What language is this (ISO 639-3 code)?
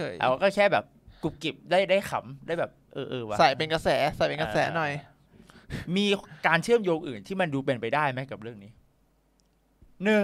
tha